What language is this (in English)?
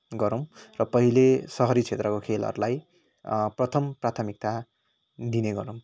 Nepali